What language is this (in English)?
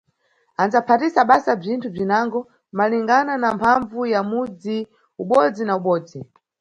Nyungwe